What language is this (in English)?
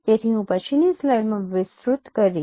Gujarati